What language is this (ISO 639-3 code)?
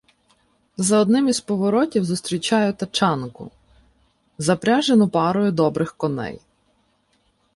ukr